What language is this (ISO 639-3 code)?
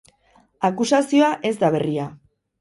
eus